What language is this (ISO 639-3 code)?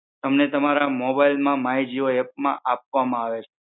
guj